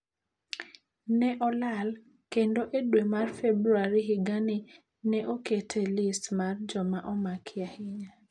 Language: Luo (Kenya and Tanzania)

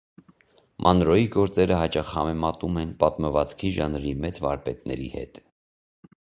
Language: Armenian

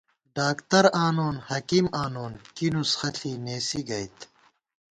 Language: Gawar-Bati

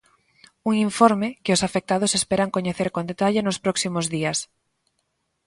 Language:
Galician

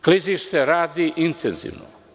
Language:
Serbian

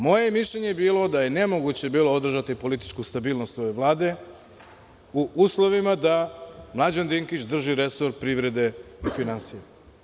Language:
Serbian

